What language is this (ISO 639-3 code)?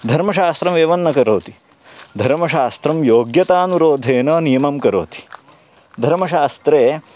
san